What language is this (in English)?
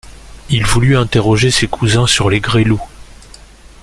French